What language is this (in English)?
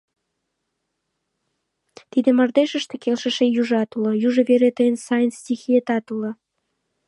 Mari